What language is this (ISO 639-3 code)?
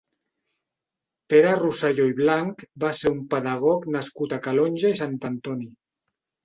cat